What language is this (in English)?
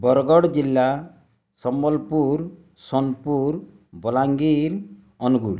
Odia